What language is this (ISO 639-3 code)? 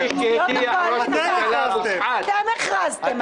heb